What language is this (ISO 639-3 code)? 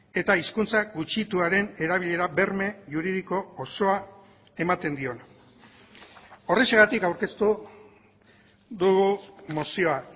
eus